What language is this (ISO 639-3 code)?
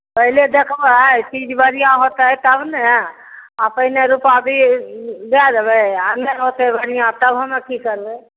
mai